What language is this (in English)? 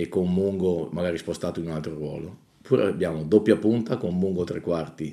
Italian